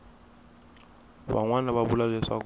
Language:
Tsonga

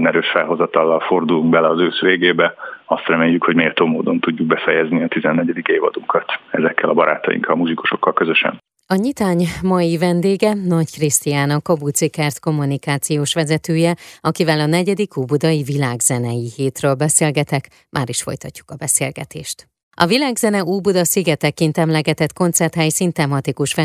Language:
Hungarian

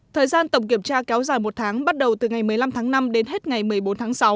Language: Vietnamese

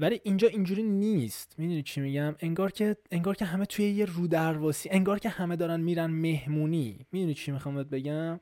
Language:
Persian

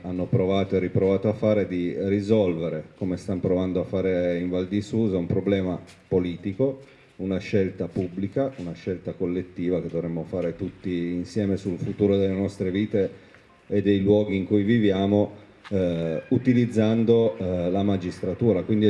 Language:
Italian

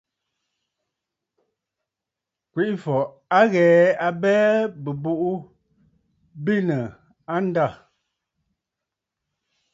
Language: Bafut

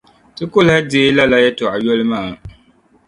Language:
Dagbani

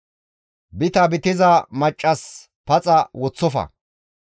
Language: Gamo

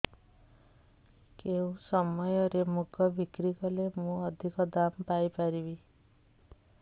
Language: Odia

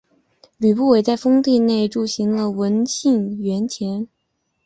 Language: Chinese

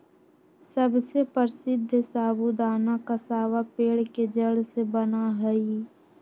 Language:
Magahi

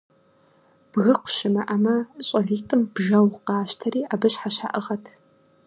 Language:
Kabardian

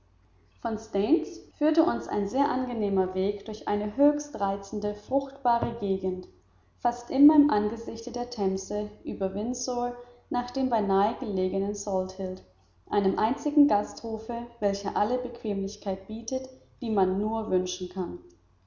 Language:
German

